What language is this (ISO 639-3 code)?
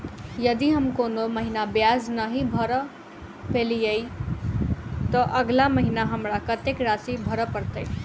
mai